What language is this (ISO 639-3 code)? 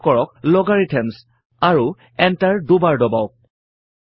asm